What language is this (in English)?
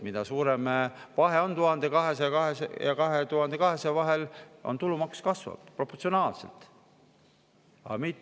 Estonian